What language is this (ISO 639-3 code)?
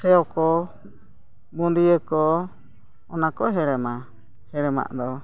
sat